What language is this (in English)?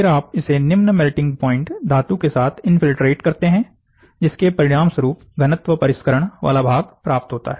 Hindi